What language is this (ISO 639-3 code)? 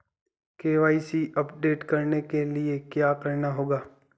hin